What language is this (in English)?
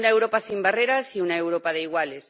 Spanish